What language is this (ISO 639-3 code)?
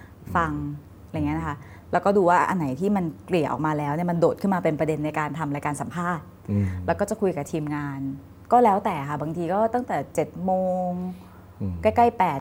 tha